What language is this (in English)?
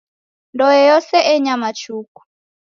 Taita